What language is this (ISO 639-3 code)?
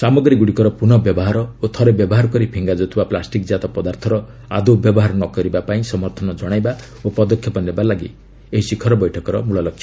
ori